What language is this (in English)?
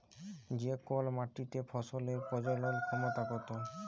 Bangla